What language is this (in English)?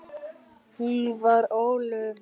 Icelandic